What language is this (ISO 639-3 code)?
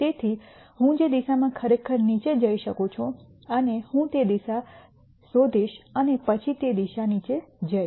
guj